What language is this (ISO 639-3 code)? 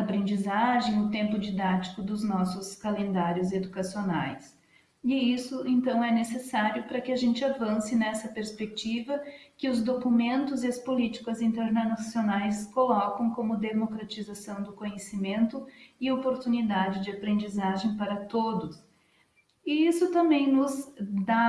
por